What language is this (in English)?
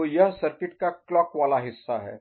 Hindi